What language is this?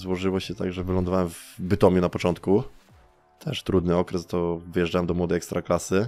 Polish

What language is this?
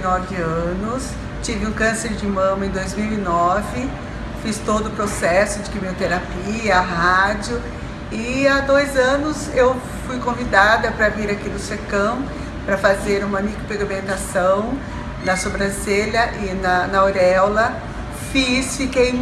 Portuguese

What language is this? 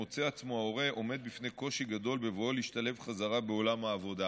Hebrew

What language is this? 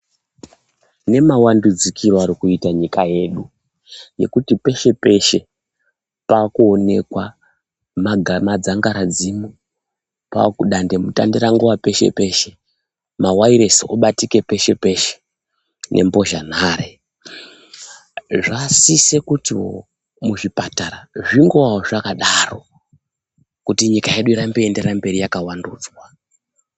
Ndau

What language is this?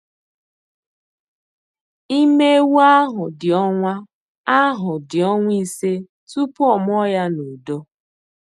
Igbo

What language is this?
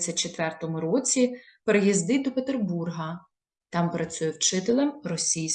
Ukrainian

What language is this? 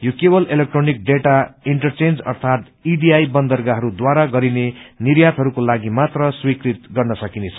Nepali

